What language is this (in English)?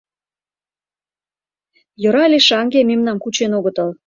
Mari